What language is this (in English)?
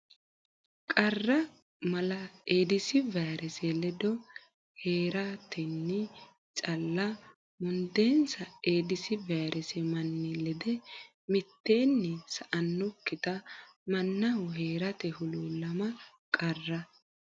Sidamo